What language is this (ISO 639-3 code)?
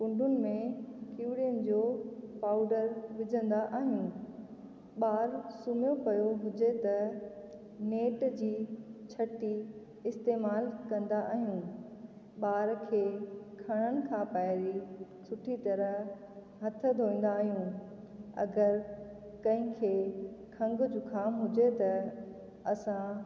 snd